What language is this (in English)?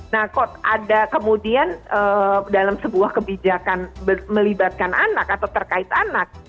Indonesian